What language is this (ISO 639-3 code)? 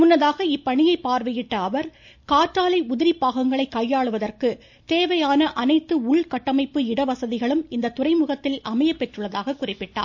tam